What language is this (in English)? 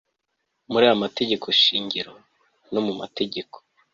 Kinyarwanda